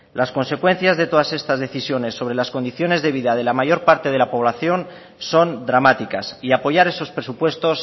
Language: Spanish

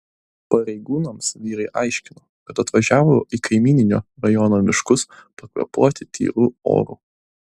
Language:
Lithuanian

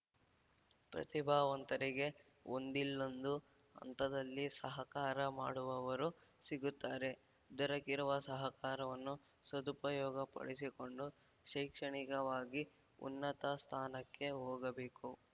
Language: Kannada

